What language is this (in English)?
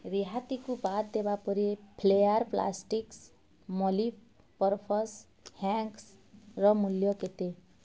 Odia